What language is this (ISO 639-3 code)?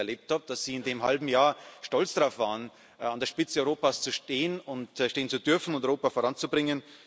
deu